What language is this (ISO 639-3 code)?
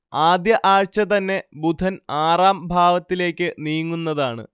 mal